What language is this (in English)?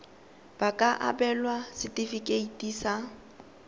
Tswana